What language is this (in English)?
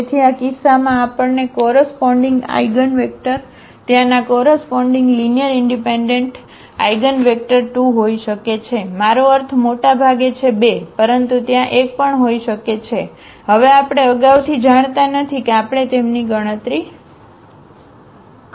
Gujarati